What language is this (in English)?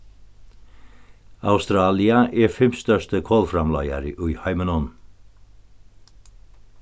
Faroese